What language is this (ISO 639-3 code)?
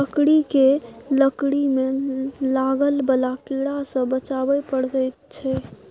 mai